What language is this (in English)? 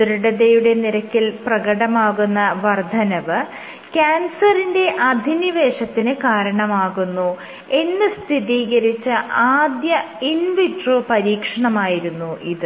Malayalam